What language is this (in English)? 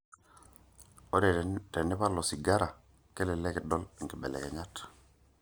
Masai